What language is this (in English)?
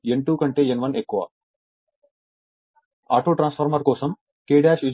Telugu